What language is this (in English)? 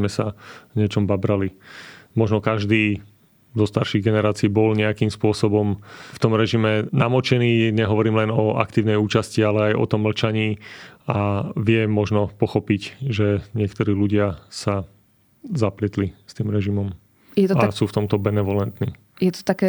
Slovak